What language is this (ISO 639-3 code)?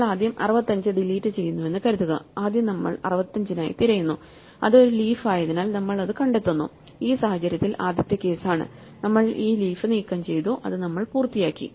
mal